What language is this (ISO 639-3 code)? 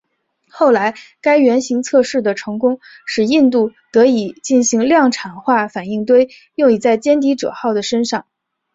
zho